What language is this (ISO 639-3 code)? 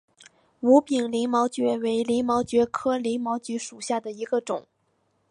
zho